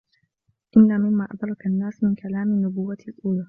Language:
Arabic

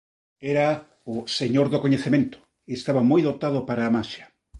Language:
Galician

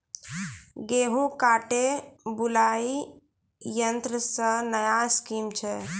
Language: Maithili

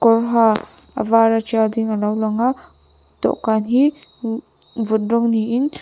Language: Mizo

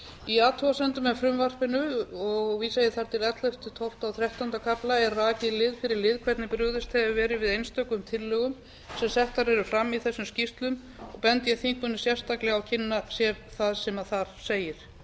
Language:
Icelandic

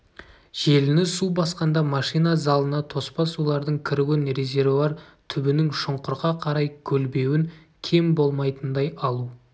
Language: Kazakh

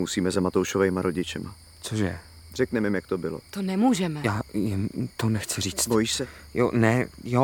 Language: Czech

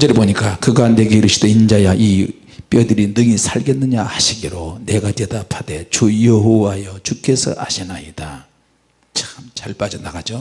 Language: Korean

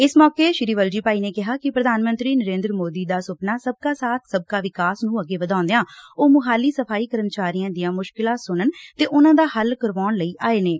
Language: Punjabi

